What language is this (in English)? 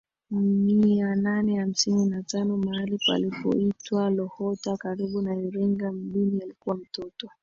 Swahili